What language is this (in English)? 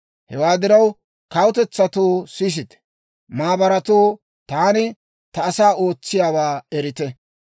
Dawro